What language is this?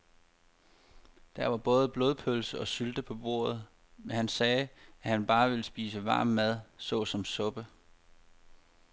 Danish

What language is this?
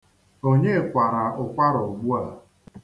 Igbo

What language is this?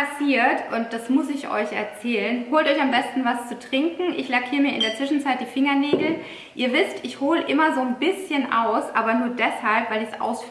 German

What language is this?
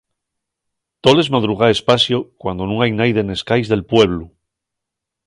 Asturian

